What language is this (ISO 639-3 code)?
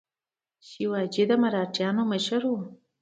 pus